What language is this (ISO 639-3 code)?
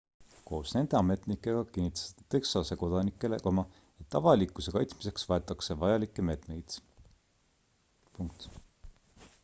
est